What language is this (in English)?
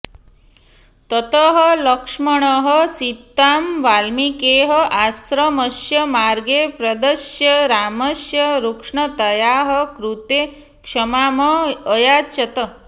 Sanskrit